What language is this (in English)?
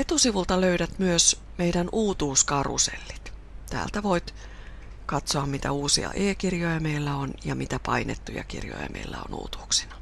Finnish